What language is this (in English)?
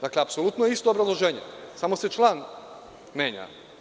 Serbian